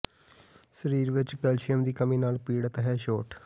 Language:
Punjabi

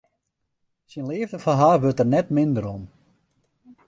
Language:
Western Frisian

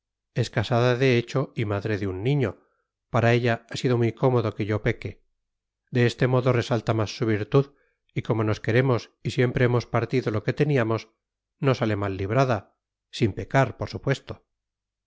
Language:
Spanish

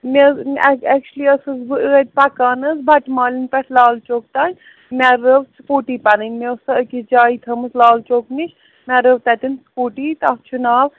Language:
Kashmiri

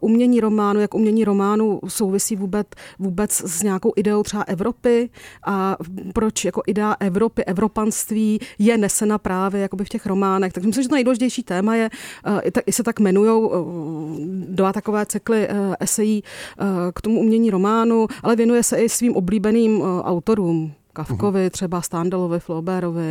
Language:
Czech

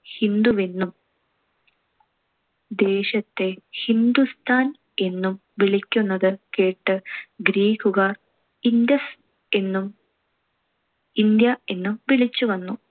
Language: Malayalam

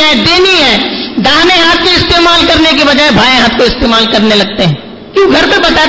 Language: Urdu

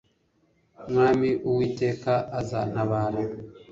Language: Kinyarwanda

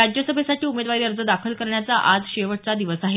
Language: Marathi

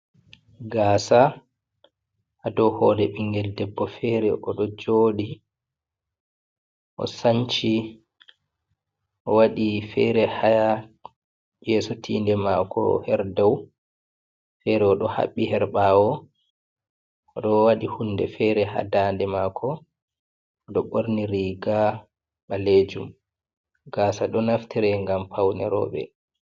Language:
Fula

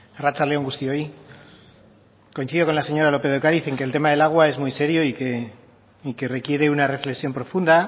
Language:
Spanish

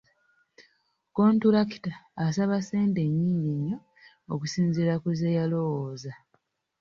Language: Ganda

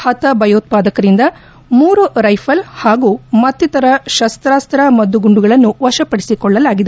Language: Kannada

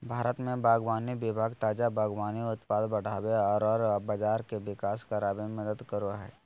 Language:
Magahi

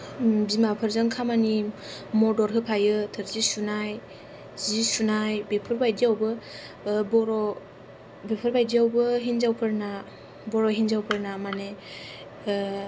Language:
Bodo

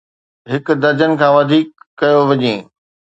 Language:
Sindhi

